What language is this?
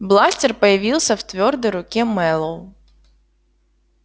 Russian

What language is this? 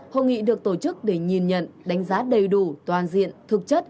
Vietnamese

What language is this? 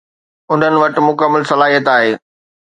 Sindhi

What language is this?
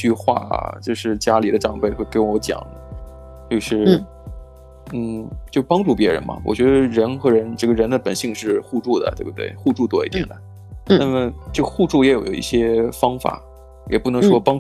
Chinese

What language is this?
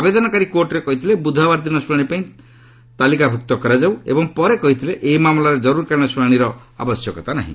Odia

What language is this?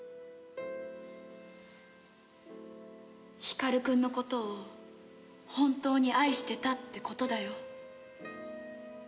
Japanese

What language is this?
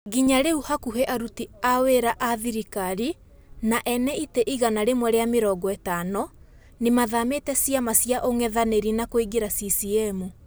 Kikuyu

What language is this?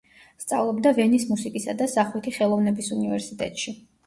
Georgian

